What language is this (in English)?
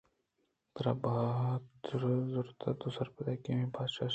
Eastern Balochi